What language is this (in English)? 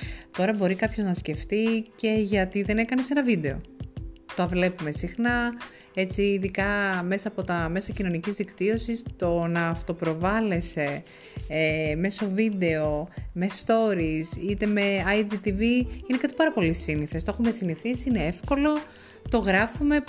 Greek